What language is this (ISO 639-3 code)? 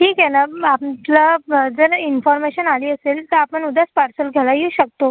mar